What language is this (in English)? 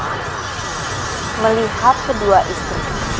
Indonesian